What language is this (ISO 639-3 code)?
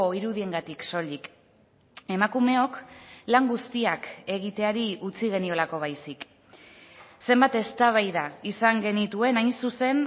eus